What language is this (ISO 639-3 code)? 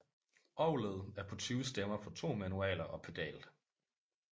dan